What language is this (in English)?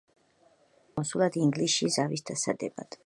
Georgian